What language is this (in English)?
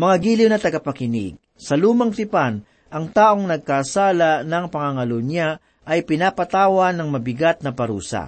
Filipino